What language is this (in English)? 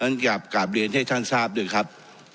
Thai